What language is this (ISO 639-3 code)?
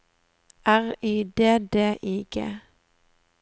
nor